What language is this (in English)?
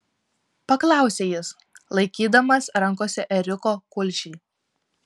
Lithuanian